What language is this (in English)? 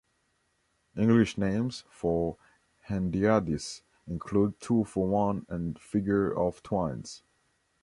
English